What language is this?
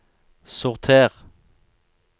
Norwegian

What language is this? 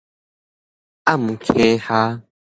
Min Nan Chinese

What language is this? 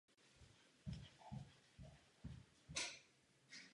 Czech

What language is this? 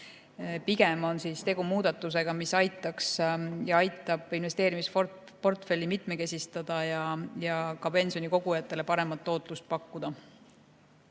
Estonian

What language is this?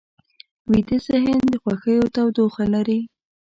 Pashto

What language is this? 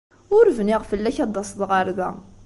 Kabyle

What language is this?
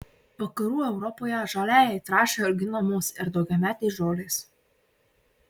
Lithuanian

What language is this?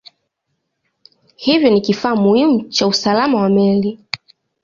Swahili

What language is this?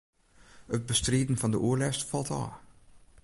Western Frisian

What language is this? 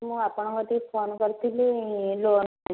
Odia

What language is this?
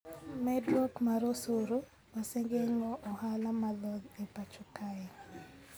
Luo (Kenya and Tanzania)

